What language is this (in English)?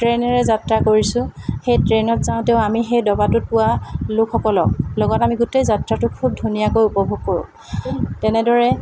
Assamese